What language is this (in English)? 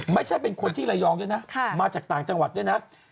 Thai